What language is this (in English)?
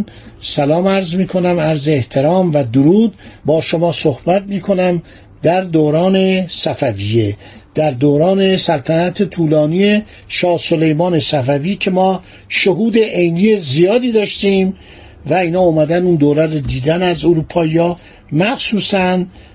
Persian